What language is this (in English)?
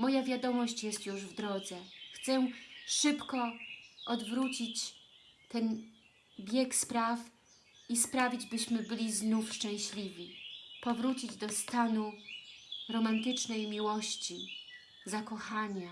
Polish